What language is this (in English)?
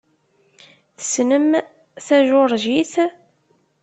Kabyle